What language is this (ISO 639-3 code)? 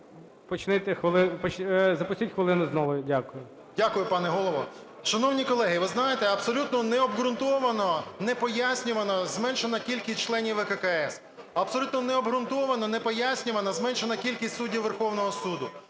ukr